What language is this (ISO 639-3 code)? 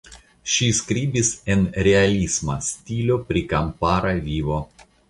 epo